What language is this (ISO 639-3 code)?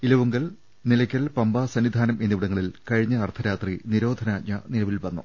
mal